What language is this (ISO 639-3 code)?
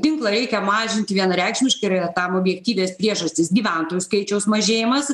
lit